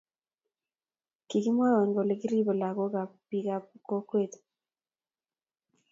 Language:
Kalenjin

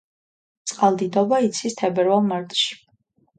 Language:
Georgian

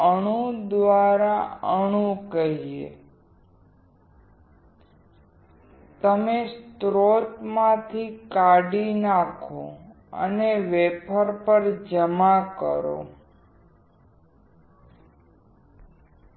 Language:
Gujarati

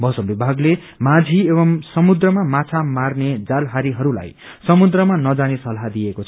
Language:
Nepali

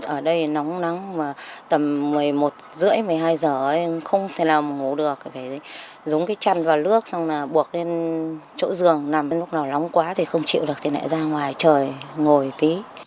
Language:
Vietnamese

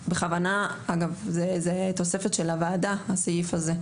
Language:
Hebrew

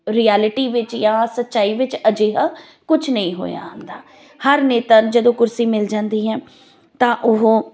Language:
Punjabi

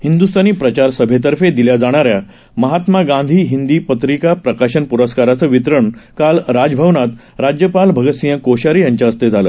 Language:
Marathi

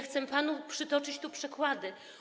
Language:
Polish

